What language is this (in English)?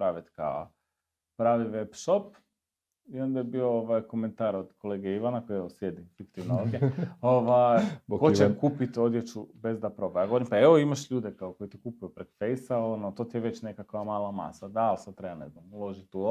Croatian